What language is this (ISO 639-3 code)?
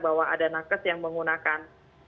ind